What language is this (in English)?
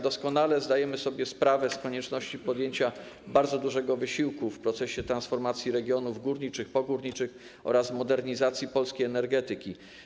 Polish